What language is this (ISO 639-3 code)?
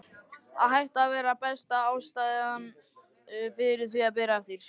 isl